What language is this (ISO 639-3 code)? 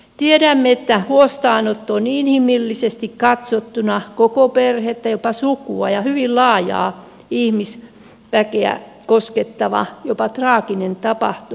fin